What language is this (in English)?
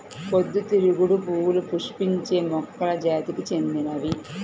Telugu